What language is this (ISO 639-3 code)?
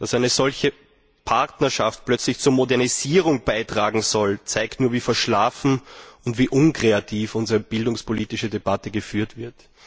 deu